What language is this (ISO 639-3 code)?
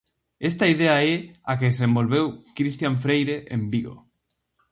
glg